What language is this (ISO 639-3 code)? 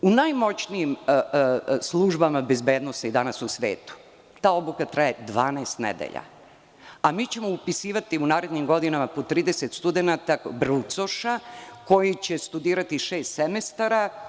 srp